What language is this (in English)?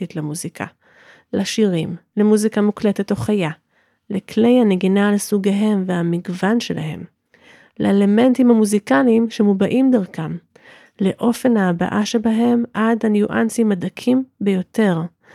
Hebrew